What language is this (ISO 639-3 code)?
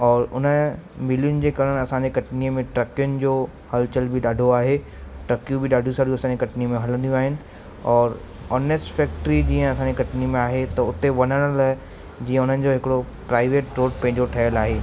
snd